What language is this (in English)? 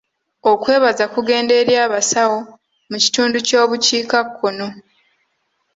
Ganda